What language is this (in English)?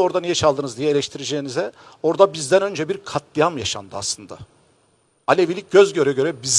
Turkish